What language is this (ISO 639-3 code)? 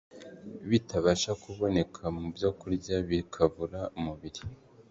kin